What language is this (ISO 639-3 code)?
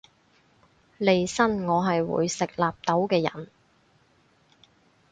yue